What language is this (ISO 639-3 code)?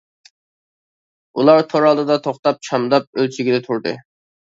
uig